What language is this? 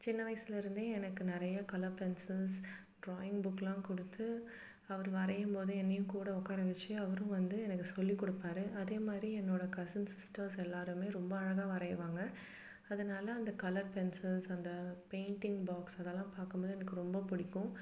Tamil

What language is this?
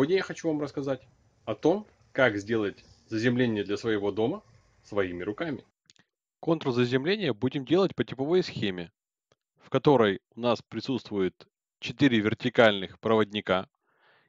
Russian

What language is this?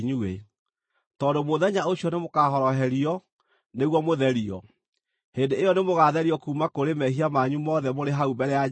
Kikuyu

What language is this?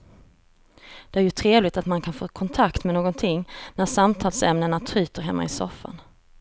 Swedish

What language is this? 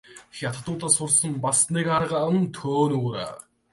Mongolian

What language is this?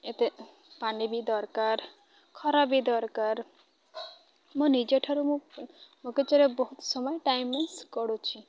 Odia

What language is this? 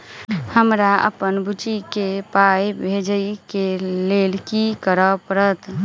Maithili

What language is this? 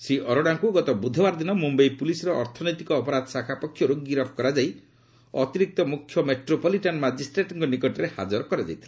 Odia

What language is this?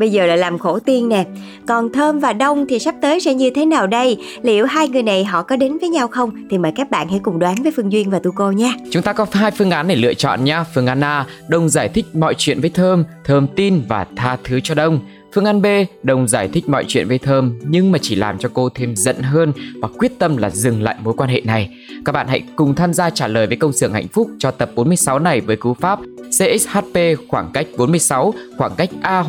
Vietnamese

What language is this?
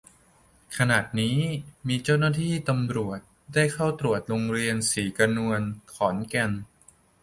Thai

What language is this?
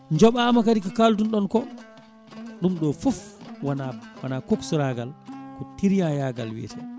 Fula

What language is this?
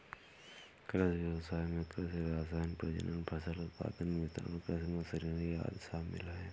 Hindi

